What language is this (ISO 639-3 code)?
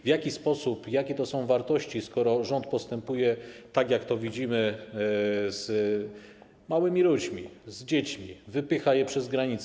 pol